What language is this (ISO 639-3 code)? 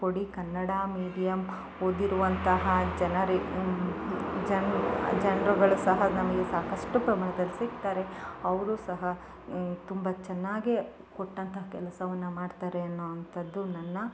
kan